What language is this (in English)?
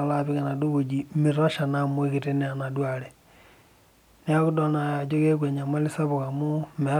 Masai